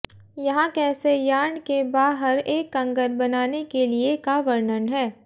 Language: Hindi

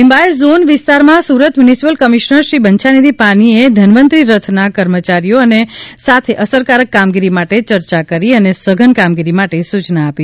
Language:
Gujarati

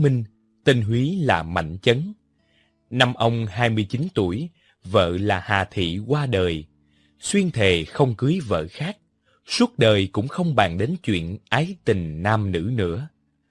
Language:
Vietnamese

